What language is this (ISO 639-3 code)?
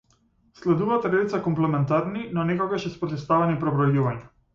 mkd